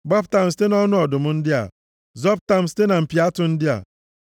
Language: Igbo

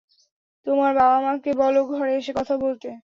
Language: Bangla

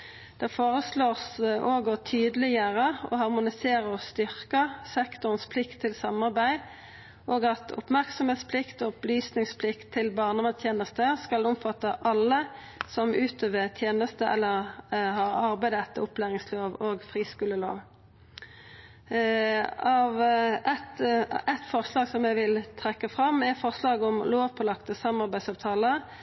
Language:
Norwegian Nynorsk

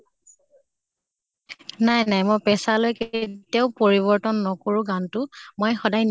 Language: Assamese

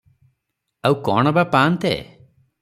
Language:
Odia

